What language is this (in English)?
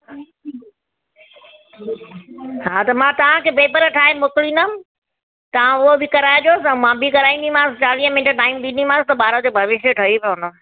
Sindhi